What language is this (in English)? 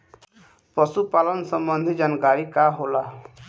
Bhojpuri